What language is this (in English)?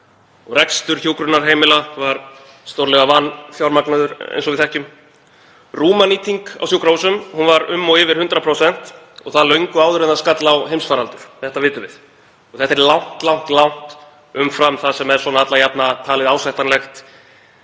Icelandic